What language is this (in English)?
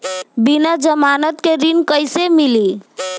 Bhojpuri